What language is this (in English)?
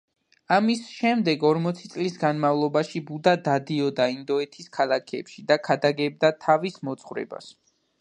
Georgian